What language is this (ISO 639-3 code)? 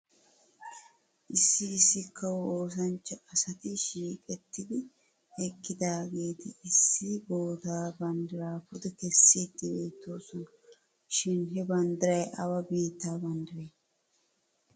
wal